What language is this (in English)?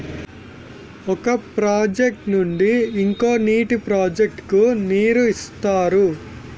Telugu